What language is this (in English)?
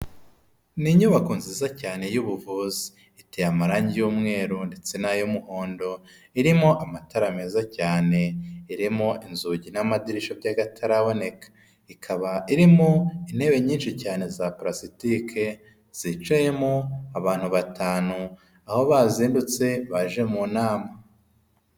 Kinyarwanda